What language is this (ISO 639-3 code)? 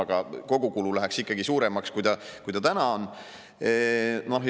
est